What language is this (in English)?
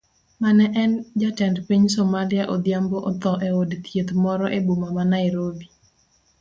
Luo (Kenya and Tanzania)